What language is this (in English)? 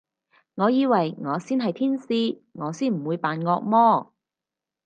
Cantonese